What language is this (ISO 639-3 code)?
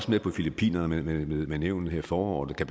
dan